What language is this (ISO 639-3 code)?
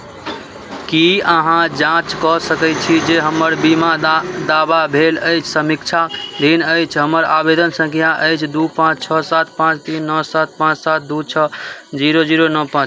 mai